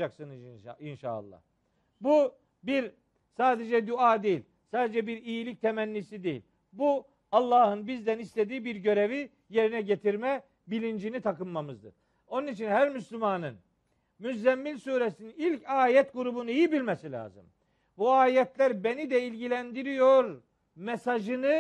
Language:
Turkish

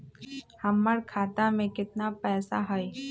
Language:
Magahi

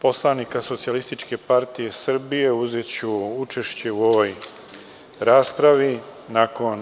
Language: Serbian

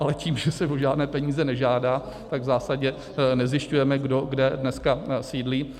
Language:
Czech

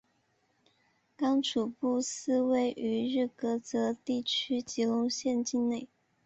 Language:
Chinese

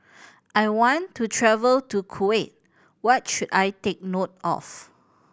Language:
English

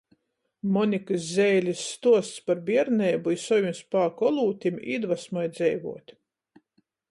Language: Latgalian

